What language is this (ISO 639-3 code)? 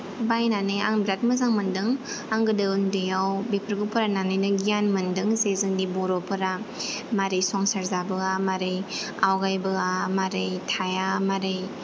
brx